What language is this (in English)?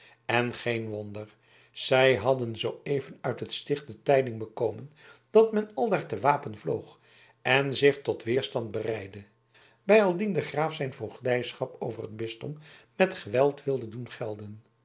Dutch